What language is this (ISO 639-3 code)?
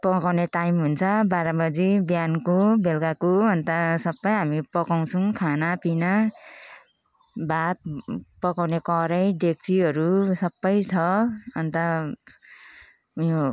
nep